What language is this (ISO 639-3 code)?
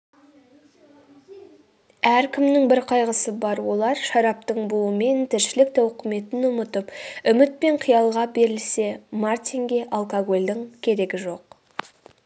kaz